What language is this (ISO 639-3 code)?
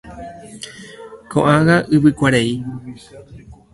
grn